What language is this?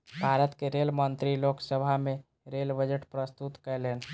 Maithili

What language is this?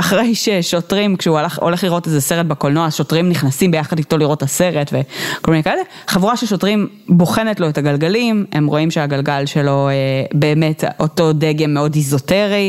Hebrew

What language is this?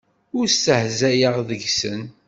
Kabyle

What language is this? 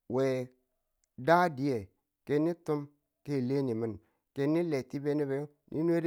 Tula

